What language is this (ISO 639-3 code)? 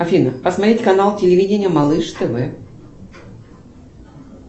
rus